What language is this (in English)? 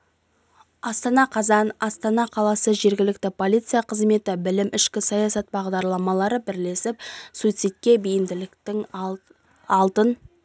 Kazakh